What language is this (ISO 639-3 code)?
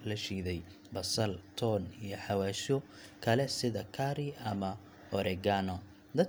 som